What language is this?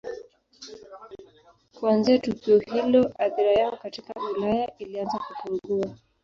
Swahili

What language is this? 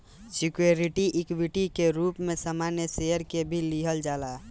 Bhojpuri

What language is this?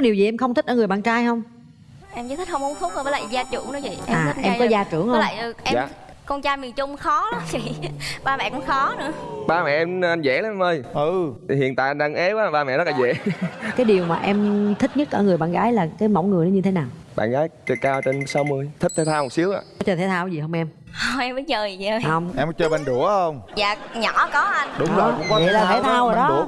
Vietnamese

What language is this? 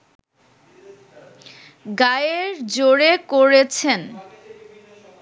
Bangla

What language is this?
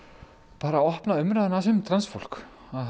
Icelandic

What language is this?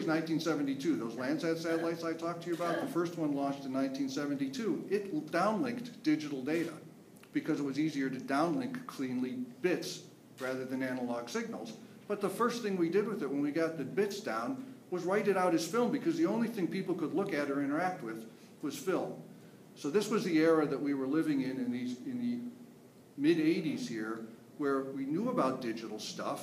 English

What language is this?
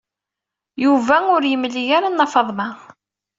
Kabyle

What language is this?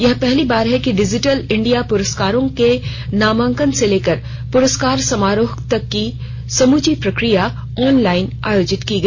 Hindi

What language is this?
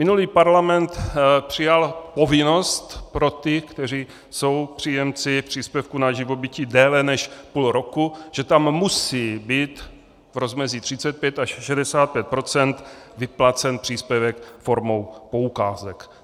Czech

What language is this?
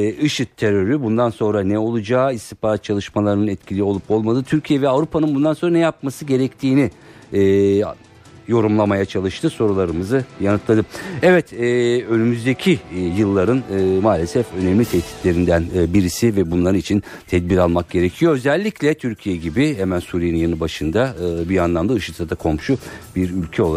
Turkish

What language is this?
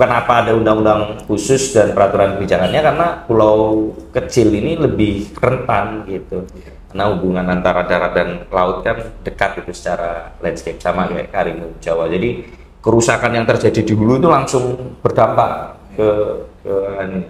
Indonesian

